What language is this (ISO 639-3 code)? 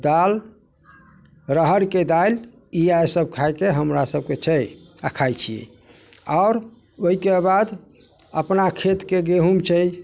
mai